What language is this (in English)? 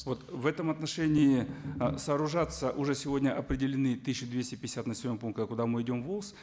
Kazakh